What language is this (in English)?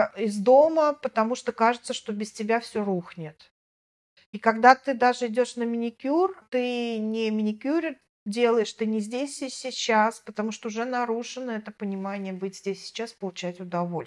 Russian